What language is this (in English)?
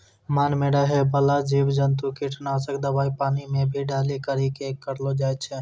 Maithili